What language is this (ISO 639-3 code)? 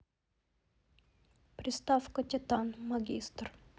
rus